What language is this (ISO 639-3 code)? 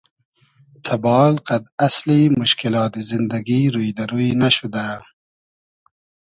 haz